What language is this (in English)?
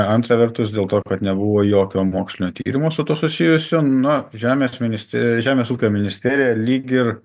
Lithuanian